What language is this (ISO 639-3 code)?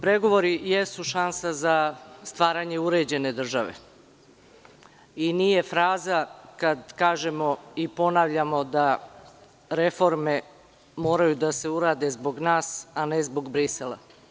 srp